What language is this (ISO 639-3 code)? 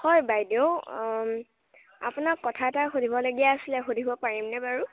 asm